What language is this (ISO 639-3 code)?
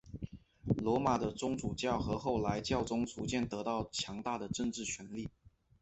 zho